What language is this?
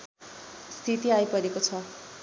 Nepali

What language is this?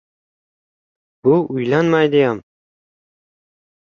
Uzbek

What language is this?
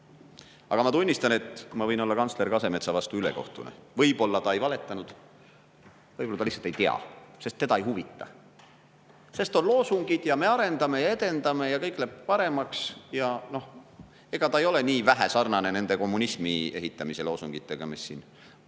Estonian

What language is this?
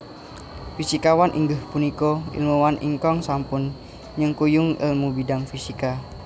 Javanese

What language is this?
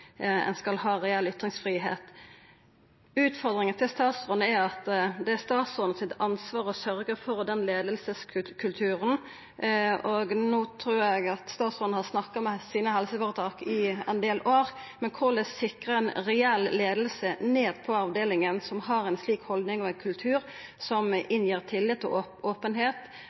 Norwegian Nynorsk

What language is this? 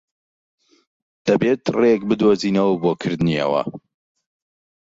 Central Kurdish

